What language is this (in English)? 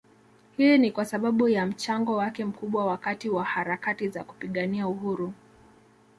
Swahili